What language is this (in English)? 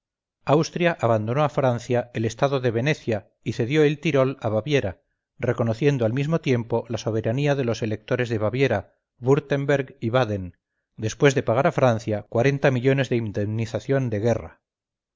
Spanish